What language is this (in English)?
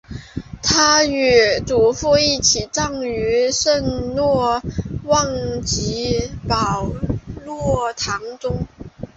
Chinese